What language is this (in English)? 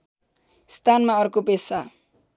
Nepali